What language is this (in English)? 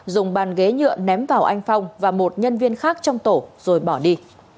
Vietnamese